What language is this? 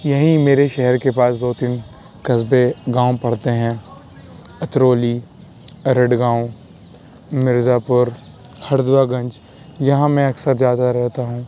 Urdu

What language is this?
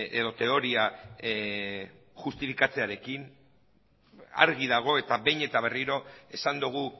Basque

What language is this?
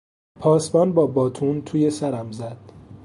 Persian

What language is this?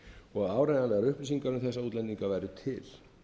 Icelandic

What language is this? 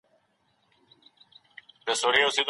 Pashto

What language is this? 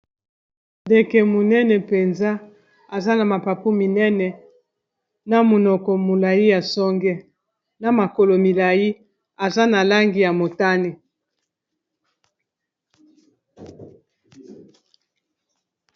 Lingala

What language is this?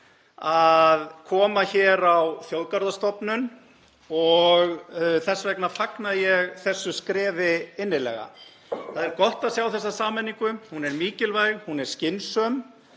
Icelandic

